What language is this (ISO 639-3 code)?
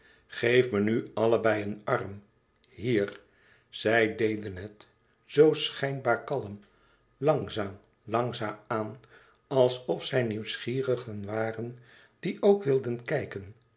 nld